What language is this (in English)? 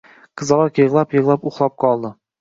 Uzbek